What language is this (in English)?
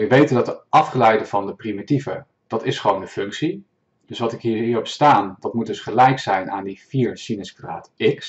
Dutch